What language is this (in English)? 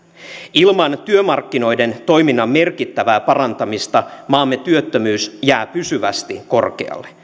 Finnish